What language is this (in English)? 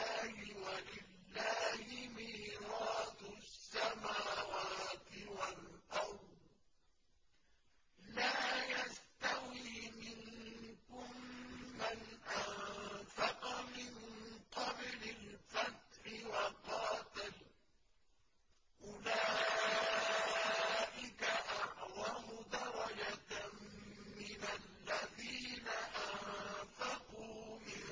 Arabic